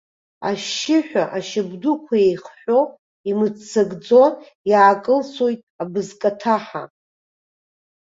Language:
Abkhazian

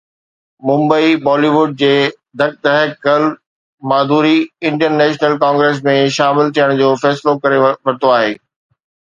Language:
Sindhi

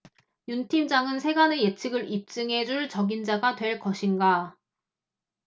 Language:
Korean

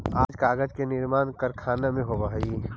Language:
Magahi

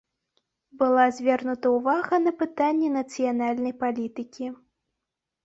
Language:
Belarusian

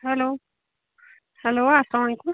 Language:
Kashmiri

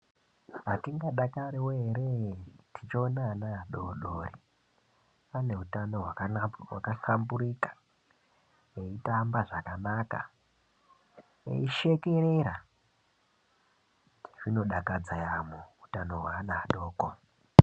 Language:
Ndau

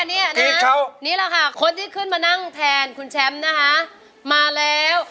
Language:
Thai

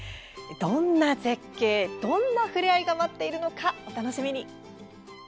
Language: Japanese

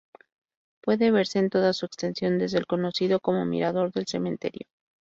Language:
Spanish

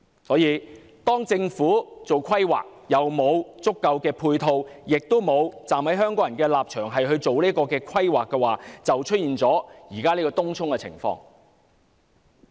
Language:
Cantonese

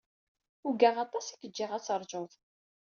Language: Kabyle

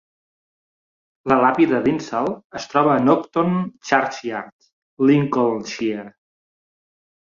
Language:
Catalan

